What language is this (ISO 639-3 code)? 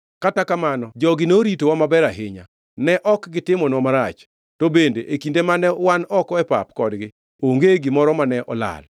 luo